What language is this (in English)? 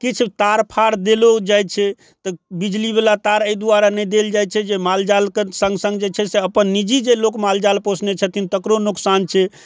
Maithili